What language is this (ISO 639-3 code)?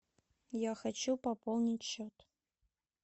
rus